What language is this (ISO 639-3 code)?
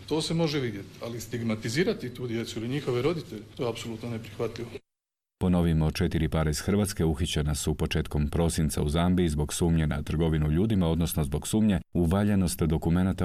hrv